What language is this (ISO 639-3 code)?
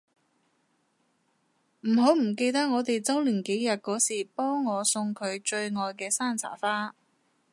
yue